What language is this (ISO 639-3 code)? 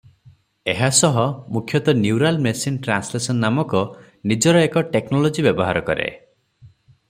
ori